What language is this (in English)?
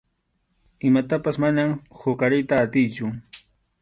Arequipa-La Unión Quechua